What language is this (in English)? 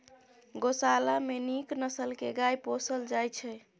Maithili